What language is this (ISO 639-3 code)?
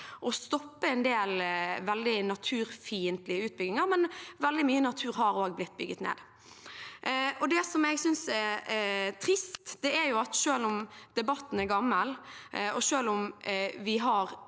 nor